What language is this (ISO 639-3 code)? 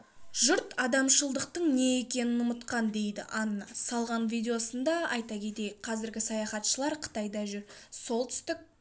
kaz